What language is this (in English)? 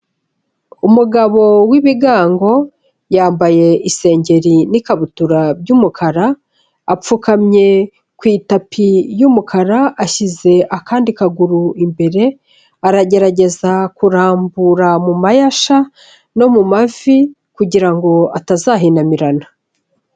Kinyarwanda